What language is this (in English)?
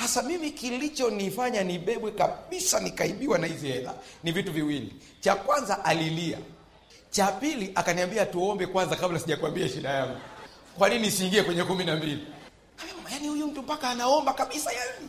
Swahili